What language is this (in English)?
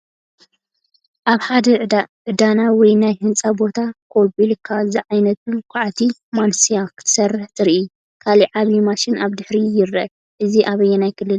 Tigrinya